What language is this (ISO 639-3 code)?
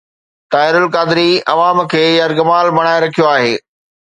snd